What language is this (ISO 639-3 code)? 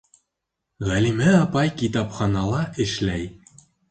bak